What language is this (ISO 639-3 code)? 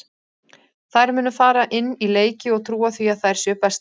isl